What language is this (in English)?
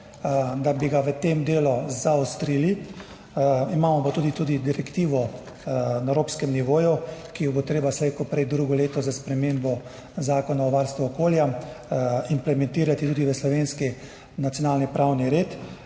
Slovenian